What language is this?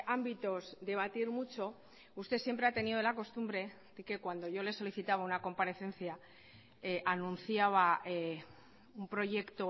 Spanish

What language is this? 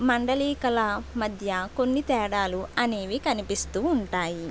Telugu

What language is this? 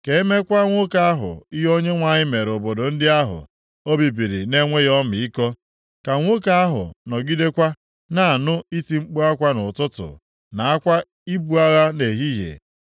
Igbo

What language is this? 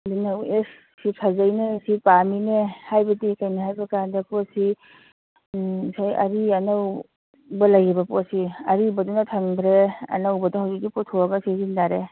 Manipuri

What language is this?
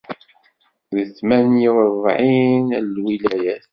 Kabyle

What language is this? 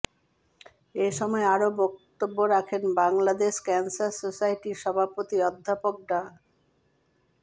Bangla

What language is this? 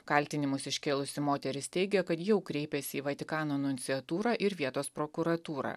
Lithuanian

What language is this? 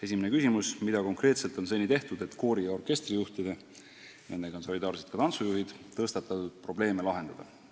Estonian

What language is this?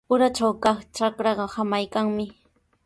Sihuas Ancash Quechua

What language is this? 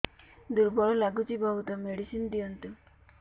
Odia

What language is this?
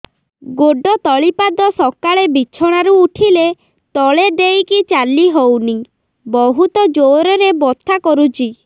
Odia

